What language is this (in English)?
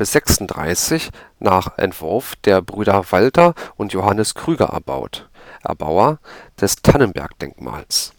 German